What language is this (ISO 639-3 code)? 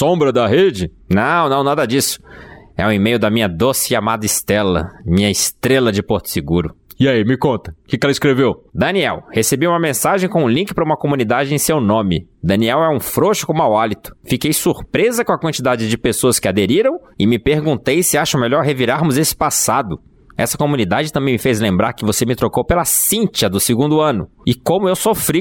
por